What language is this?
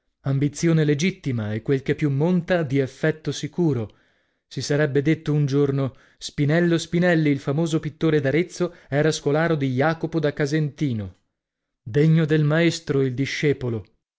Italian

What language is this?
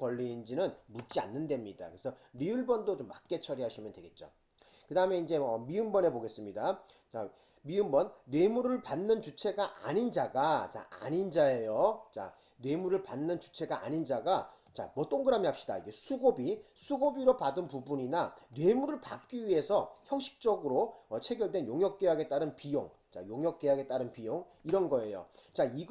Korean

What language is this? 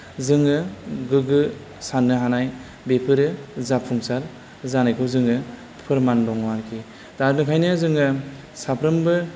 Bodo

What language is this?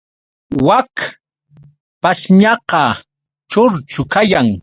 Yauyos Quechua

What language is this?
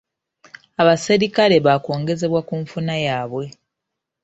Ganda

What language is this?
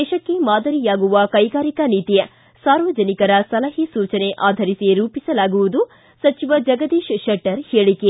Kannada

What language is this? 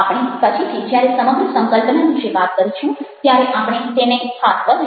Gujarati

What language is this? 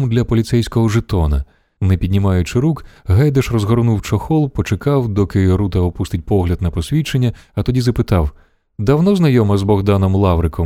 Ukrainian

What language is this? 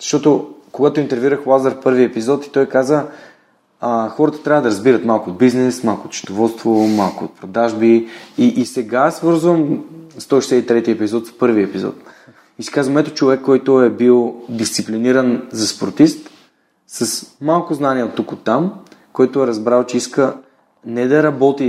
Bulgarian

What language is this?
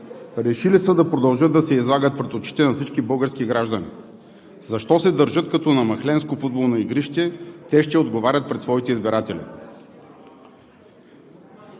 Bulgarian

